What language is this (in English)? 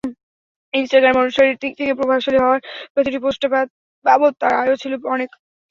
Bangla